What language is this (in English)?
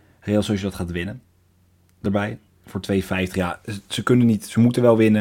Dutch